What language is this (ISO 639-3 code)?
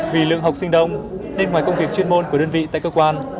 vie